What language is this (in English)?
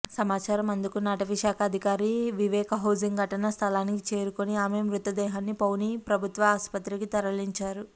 Telugu